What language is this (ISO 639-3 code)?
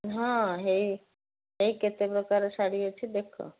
ori